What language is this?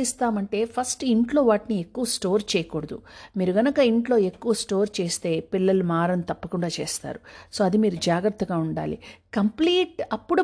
Telugu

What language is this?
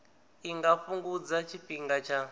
Venda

